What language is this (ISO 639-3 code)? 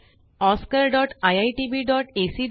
mar